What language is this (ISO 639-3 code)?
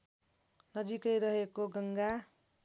nep